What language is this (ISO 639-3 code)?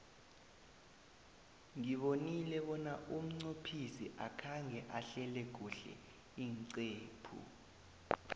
nbl